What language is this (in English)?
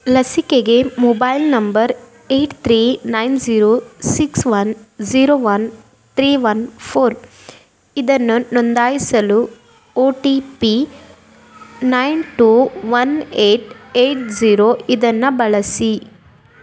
Kannada